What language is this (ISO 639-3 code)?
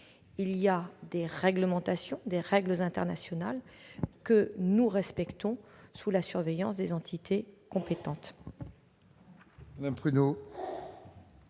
fra